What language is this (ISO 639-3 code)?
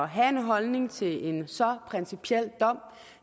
dan